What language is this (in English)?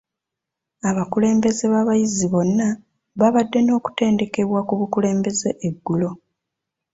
Ganda